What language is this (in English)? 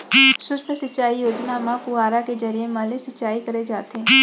Chhattisgarhi